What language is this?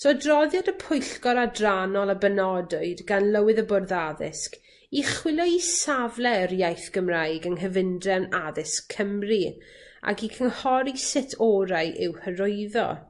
Welsh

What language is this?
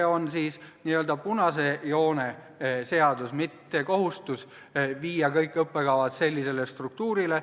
Estonian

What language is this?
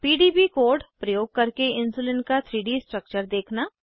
Hindi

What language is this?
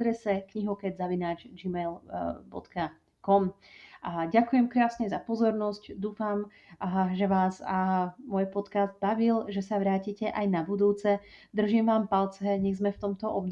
Slovak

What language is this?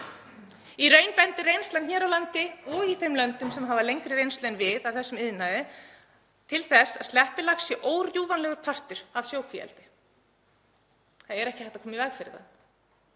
Icelandic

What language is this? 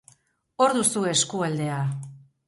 Basque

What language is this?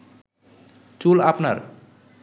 Bangla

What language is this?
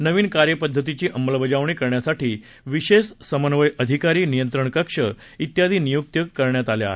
Marathi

